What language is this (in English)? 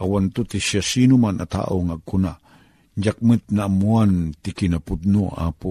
Filipino